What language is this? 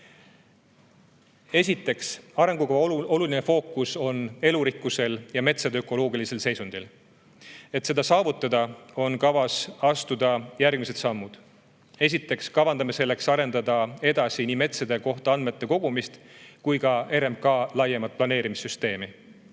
Estonian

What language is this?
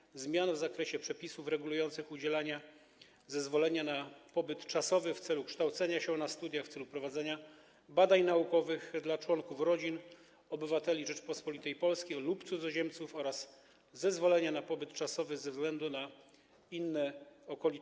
Polish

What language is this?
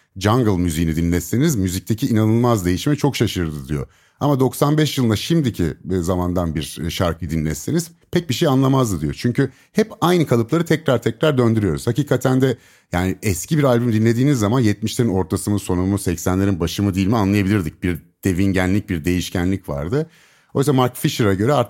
Turkish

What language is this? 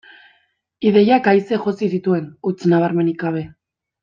Basque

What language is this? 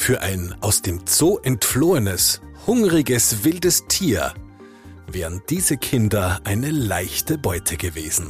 German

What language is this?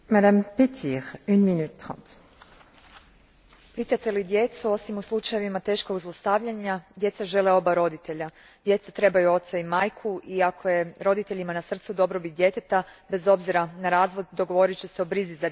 Croatian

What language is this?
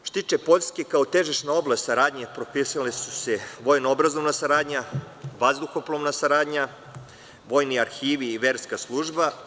Serbian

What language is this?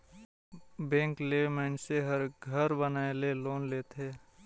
Chhattisgarhi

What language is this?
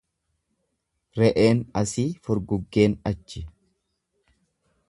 Oromo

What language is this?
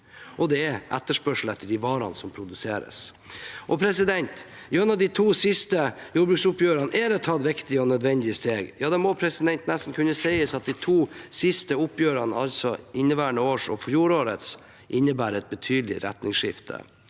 Norwegian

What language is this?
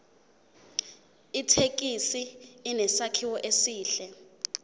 Zulu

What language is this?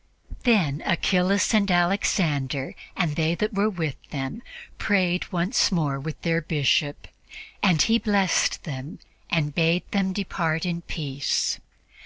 English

